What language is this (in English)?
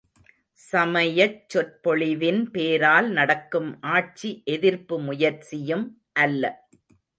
Tamil